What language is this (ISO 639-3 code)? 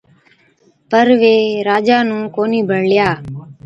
odk